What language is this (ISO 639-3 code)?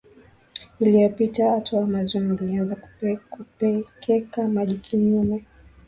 swa